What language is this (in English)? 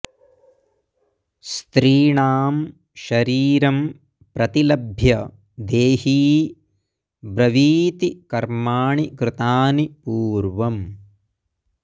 Sanskrit